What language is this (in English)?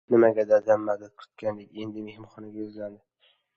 Uzbek